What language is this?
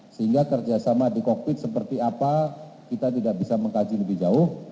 Indonesian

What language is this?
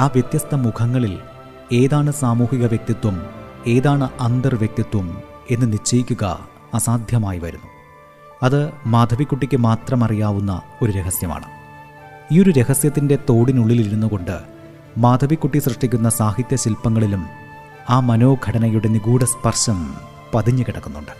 Malayalam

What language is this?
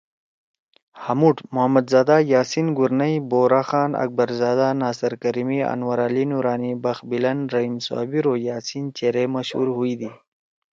Torwali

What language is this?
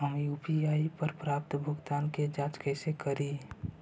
Magahi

